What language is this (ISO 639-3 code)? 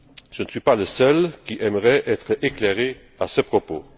fra